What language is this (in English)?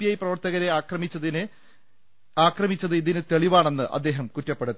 Malayalam